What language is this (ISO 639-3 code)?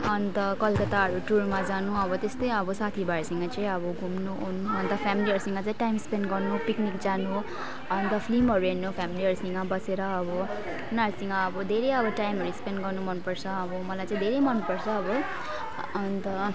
nep